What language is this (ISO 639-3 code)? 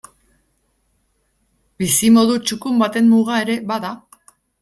eus